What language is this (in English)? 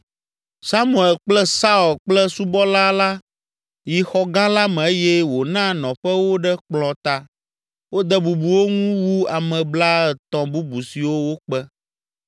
Ewe